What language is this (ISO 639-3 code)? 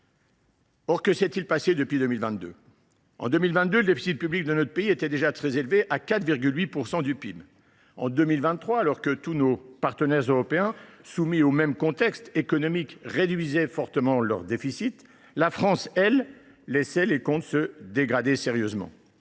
fra